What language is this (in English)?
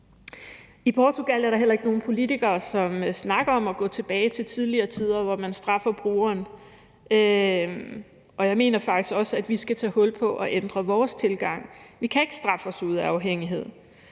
Danish